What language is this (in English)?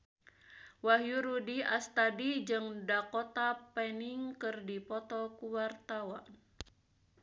Sundanese